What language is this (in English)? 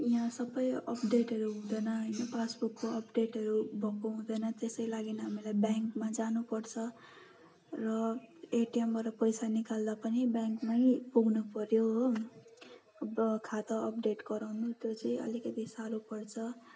Nepali